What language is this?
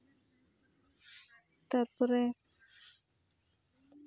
Santali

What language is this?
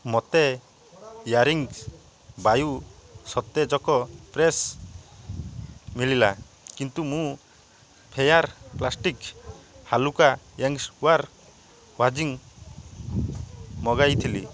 Odia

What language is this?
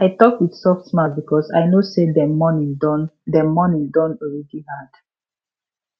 Nigerian Pidgin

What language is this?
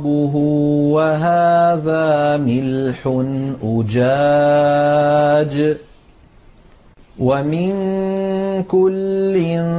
Arabic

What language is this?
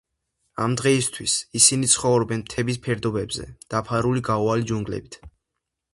Georgian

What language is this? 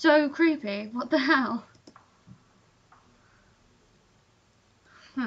English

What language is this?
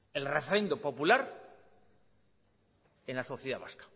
Spanish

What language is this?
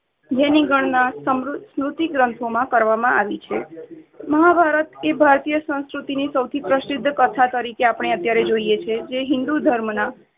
Gujarati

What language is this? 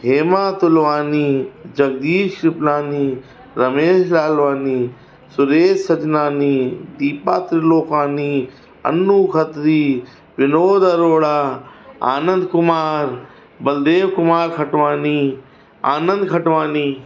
Sindhi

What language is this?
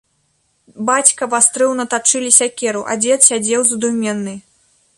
Belarusian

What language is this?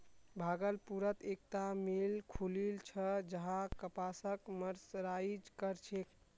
Magahi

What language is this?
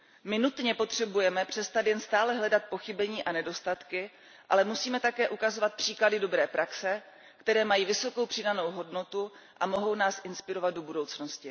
Czech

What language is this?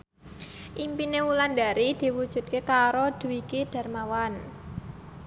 Javanese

